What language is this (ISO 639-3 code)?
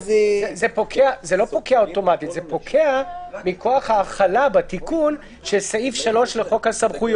heb